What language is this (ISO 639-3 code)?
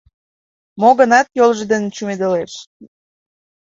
chm